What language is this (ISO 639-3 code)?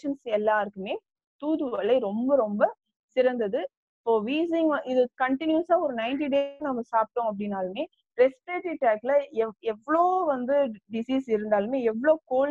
tam